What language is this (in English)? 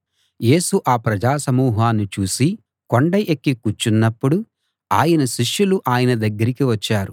Telugu